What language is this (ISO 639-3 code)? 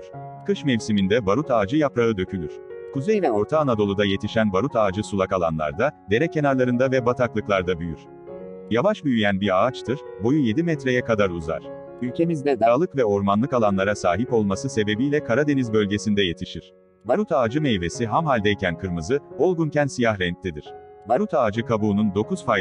tur